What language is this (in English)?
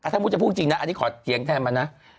Thai